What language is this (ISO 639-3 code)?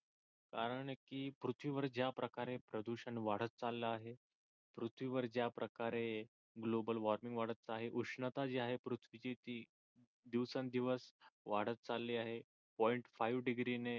mar